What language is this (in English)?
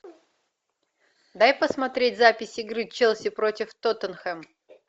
Russian